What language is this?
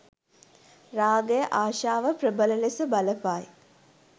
Sinhala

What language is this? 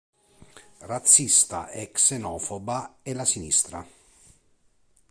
Italian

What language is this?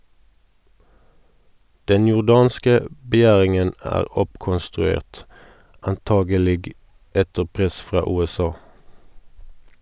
Norwegian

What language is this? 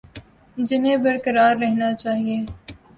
Urdu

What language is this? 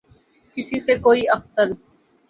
Urdu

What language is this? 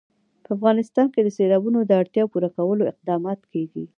Pashto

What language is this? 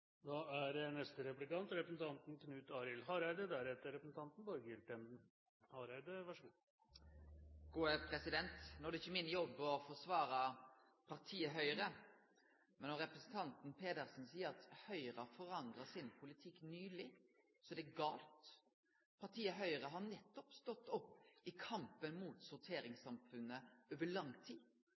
Norwegian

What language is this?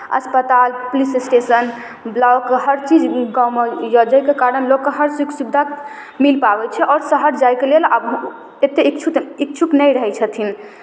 Maithili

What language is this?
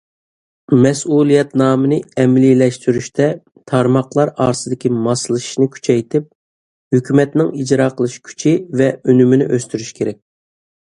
Uyghur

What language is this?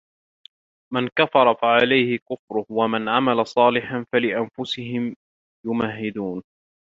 Arabic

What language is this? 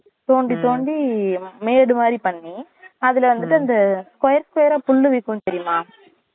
Tamil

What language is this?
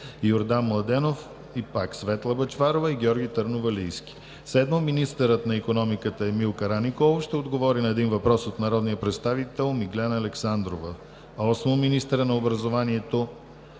Bulgarian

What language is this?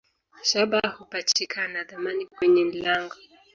Swahili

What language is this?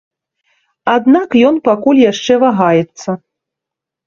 Belarusian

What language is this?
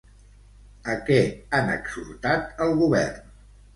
Catalan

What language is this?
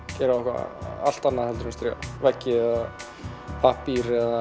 Icelandic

